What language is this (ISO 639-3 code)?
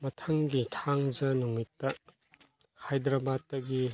mni